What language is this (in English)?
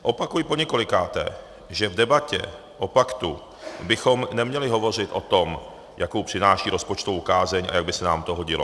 Czech